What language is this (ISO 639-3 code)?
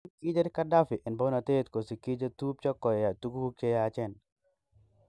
kln